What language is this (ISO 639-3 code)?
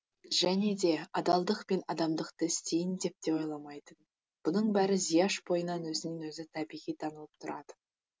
kaz